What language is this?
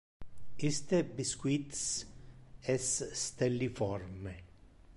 Interlingua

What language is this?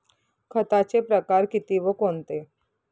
Marathi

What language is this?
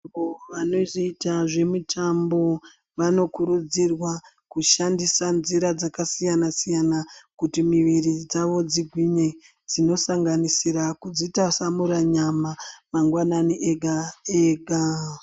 Ndau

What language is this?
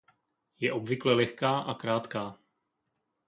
Czech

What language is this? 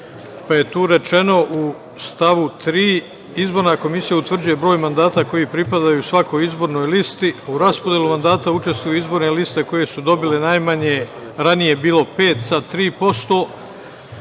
Serbian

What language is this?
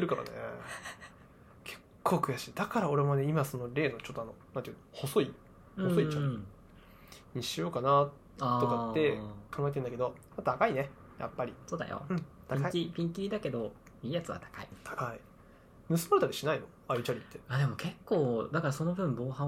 Japanese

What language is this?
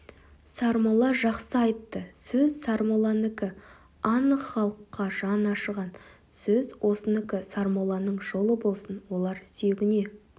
Kazakh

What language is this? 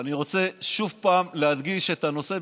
Hebrew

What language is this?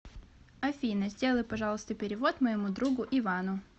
Russian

